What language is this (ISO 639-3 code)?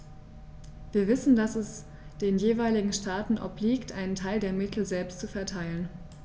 deu